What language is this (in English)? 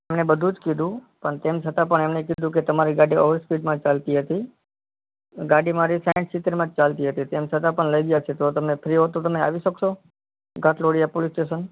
Gujarati